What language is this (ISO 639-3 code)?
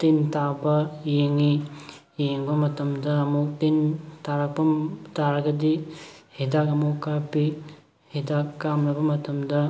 mni